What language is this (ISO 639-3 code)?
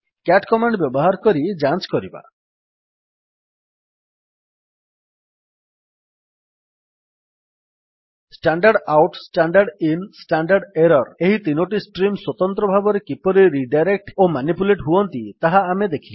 ori